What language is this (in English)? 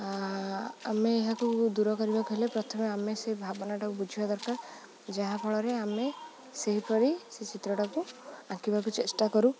Odia